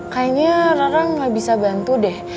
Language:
Indonesian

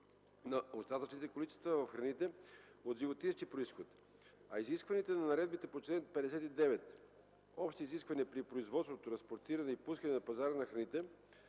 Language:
Bulgarian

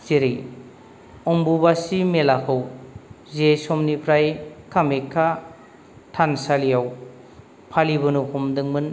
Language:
Bodo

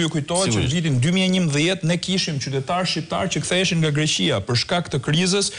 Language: Romanian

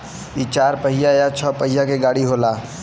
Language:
Bhojpuri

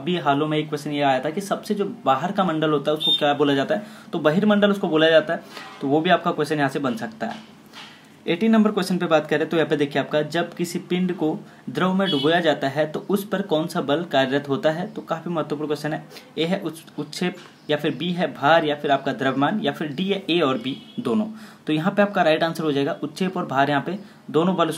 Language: Hindi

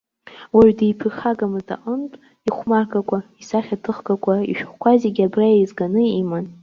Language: Abkhazian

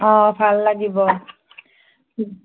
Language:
Assamese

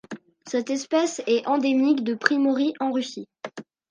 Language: French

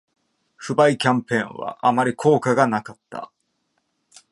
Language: Japanese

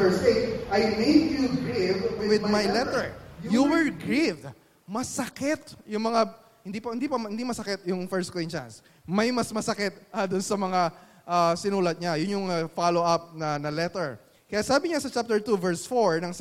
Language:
Filipino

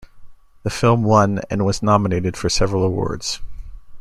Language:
English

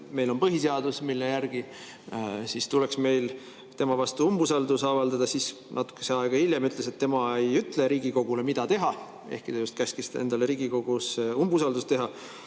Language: Estonian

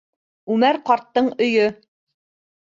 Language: Bashkir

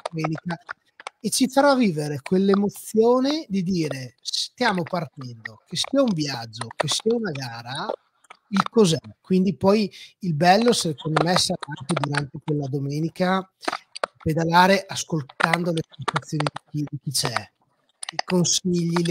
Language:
Italian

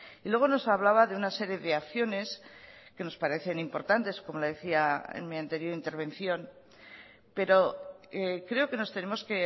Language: Spanish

